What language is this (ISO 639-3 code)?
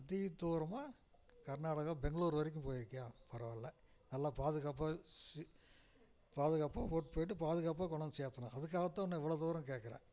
tam